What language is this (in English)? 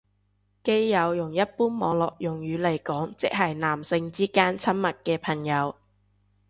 Cantonese